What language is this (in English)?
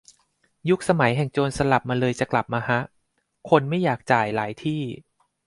Thai